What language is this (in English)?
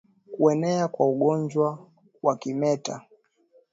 Swahili